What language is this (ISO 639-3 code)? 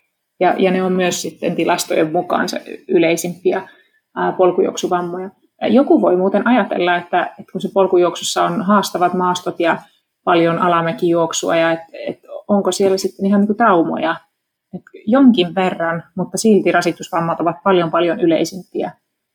fin